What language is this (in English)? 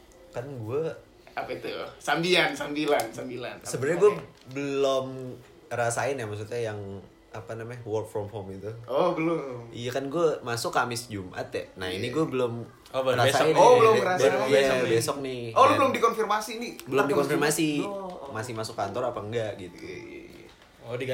Indonesian